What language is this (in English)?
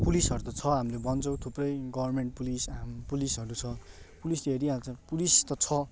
Nepali